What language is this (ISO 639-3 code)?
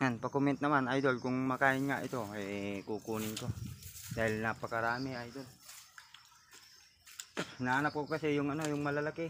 fil